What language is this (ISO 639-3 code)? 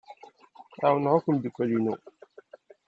kab